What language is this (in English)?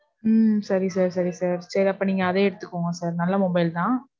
Tamil